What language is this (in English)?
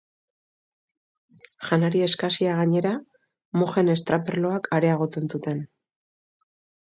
Basque